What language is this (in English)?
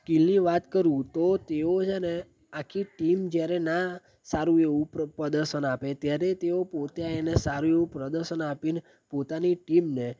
Gujarati